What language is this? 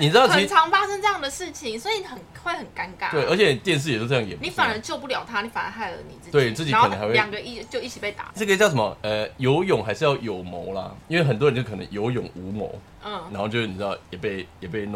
Chinese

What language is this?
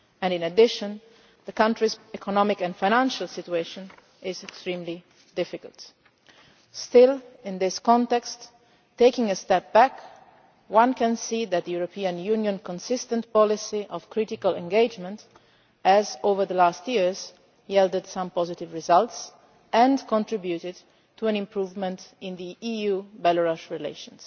English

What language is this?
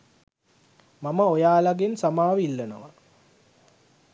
Sinhala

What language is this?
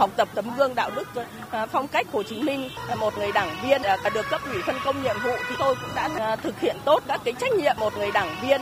Vietnamese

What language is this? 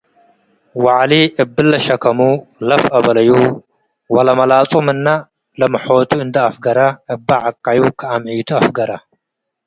Tigre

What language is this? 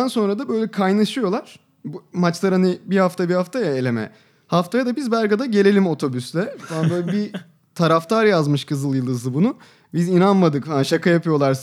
Turkish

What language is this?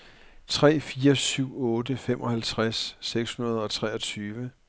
Danish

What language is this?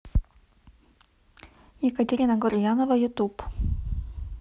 Russian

